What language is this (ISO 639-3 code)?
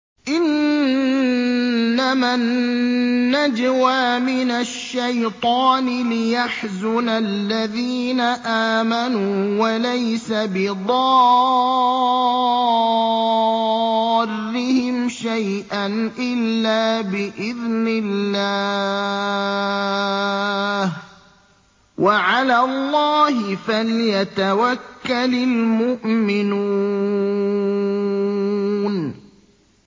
ara